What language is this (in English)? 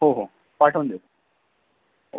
Marathi